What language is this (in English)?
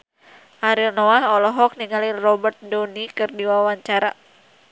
Sundanese